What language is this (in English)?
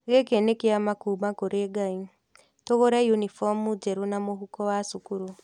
Kikuyu